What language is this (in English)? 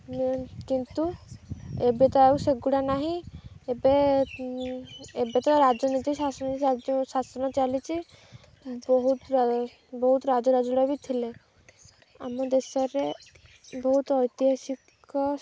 Odia